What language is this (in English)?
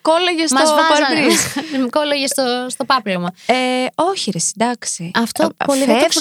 Greek